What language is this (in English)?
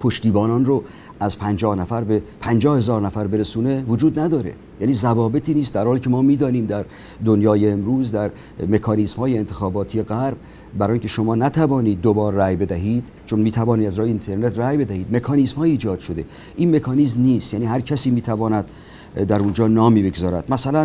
Persian